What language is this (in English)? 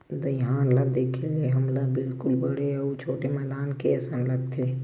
Chhattisgarhi